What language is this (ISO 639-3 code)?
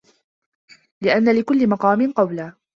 ara